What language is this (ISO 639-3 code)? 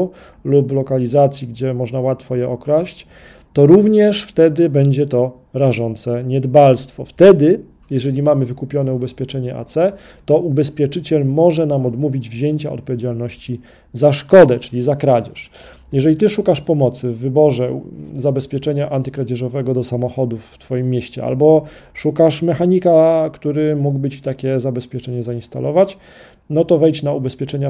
pol